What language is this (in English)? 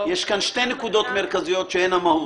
Hebrew